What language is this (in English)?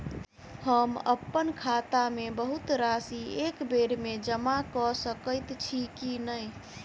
Maithili